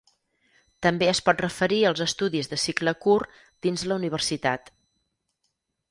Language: Catalan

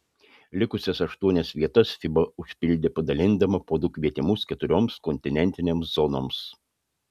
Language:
Lithuanian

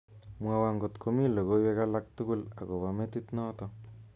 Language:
Kalenjin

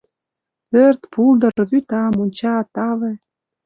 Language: Mari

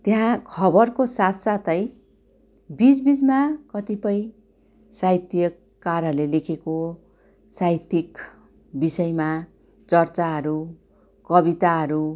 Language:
Nepali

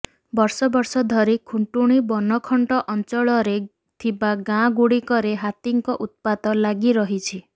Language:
Odia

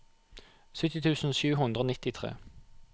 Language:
Norwegian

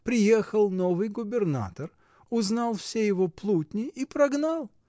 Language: Russian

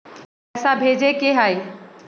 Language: Magahi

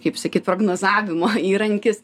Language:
Lithuanian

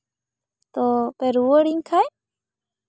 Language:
Santali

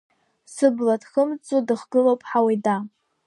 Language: Abkhazian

